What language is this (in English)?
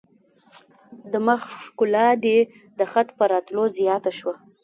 Pashto